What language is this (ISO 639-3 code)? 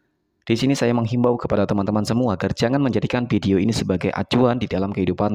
ind